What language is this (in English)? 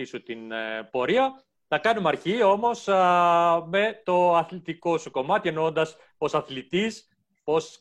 Greek